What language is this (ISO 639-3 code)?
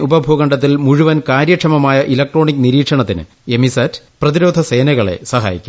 mal